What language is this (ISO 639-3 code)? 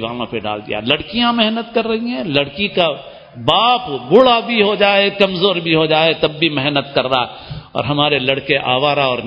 urd